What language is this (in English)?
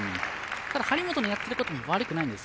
Japanese